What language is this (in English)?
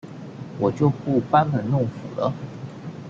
Chinese